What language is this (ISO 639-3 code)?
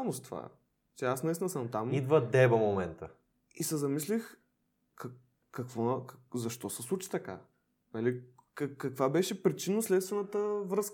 bul